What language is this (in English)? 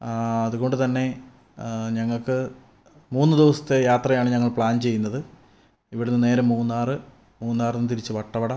Malayalam